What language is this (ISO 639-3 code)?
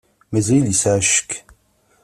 kab